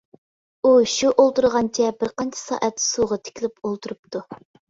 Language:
Uyghur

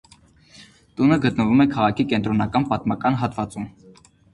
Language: Armenian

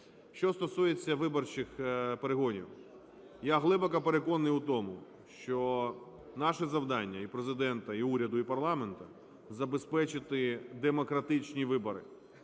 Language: Ukrainian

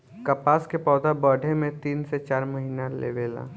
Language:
Bhojpuri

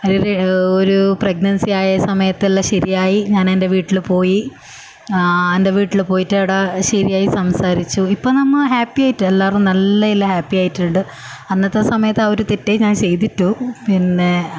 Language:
Malayalam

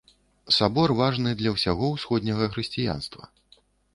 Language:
Belarusian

